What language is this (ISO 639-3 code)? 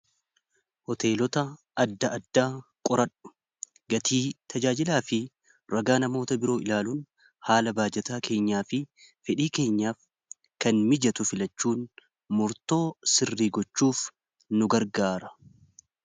orm